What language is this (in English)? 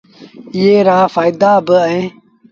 Sindhi Bhil